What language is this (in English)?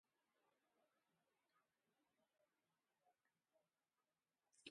Jauja Wanca Quechua